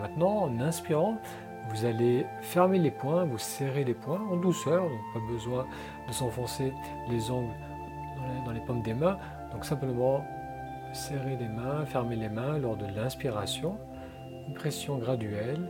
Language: French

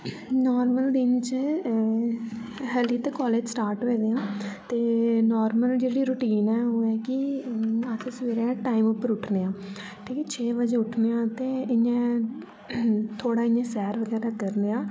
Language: Dogri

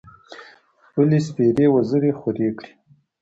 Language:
Pashto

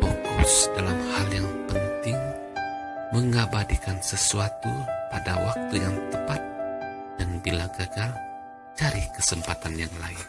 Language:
Indonesian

